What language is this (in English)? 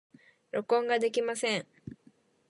Japanese